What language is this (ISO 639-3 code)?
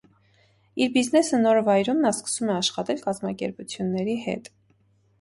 hye